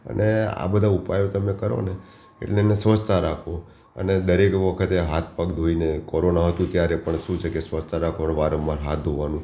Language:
Gujarati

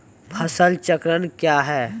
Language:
Maithili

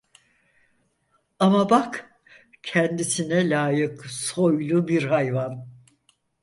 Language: Turkish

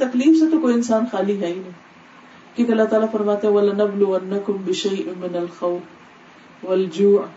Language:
Urdu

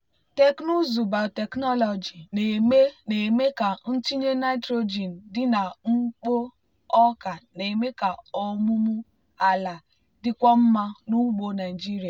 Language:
Igbo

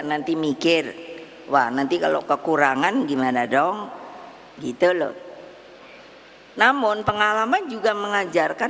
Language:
Indonesian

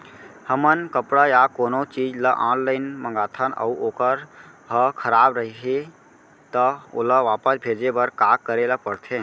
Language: Chhattisgarhi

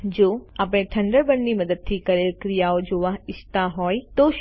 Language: Gujarati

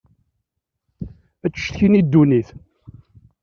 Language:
Kabyle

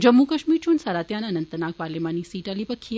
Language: Dogri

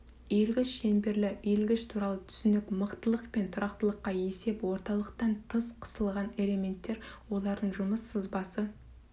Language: Kazakh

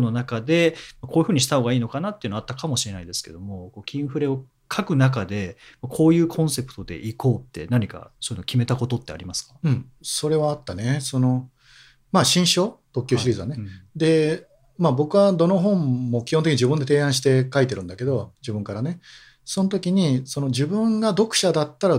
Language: Japanese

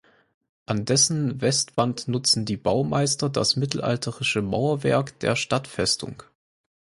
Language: German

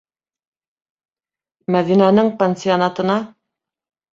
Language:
Bashkir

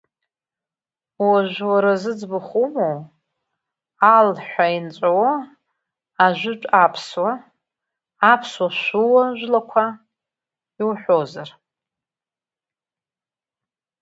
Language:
Abkhazian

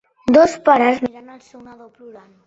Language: Catalan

